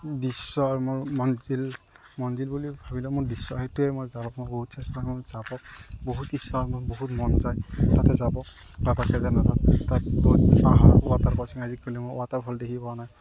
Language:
Assamese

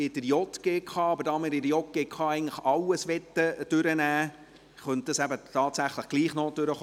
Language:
Swiss German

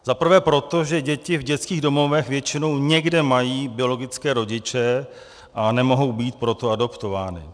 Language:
Czech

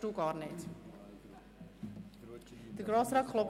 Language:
Swiss German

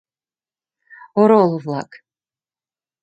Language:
Mari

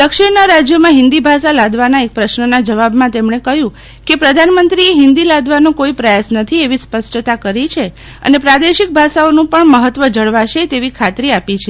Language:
Gujarati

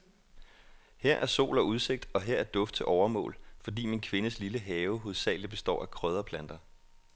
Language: Danish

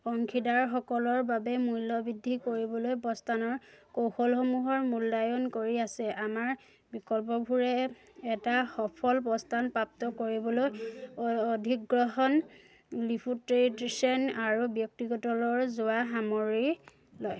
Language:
Assamese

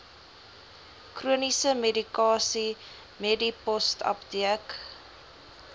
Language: Afrikaans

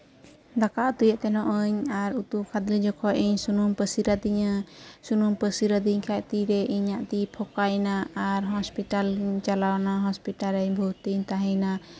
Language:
Santali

